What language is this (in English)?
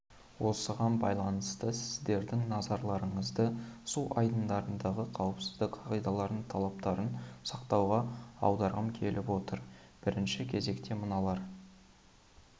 Kazakh